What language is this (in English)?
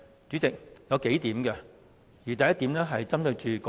Cantonese